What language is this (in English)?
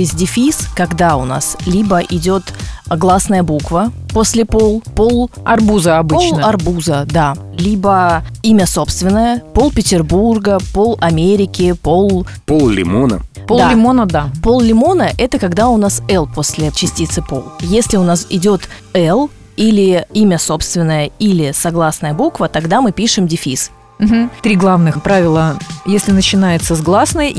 Russian